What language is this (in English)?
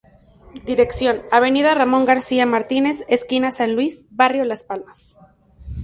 Spanish